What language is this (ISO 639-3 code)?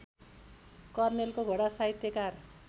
nep